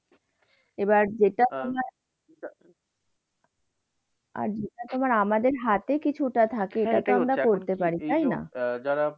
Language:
Bangla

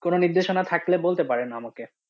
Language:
Bangla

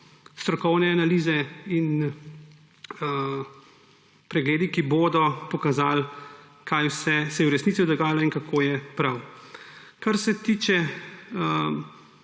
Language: Slovenian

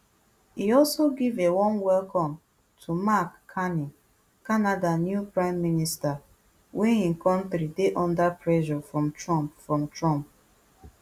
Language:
Nigerian Pidgin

